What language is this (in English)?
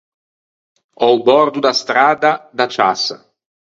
Ligurian